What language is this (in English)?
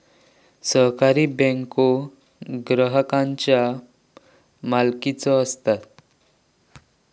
Marathi